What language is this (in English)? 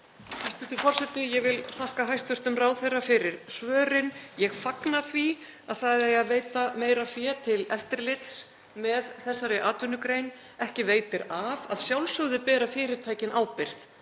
Icelandic